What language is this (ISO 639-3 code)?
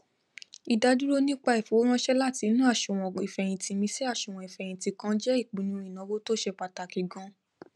yor